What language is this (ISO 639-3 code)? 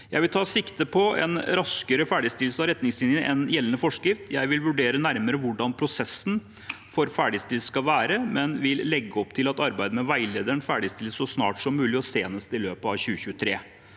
nor